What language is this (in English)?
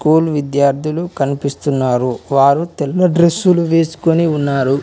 Telugu